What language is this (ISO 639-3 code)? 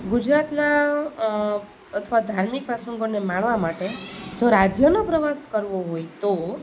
guj